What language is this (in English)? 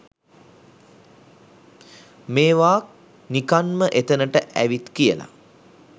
Sinhala